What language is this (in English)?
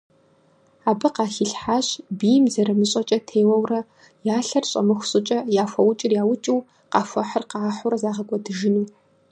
Kabardian